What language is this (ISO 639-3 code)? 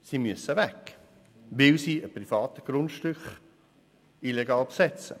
gsw